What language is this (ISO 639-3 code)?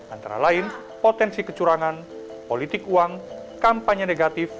ind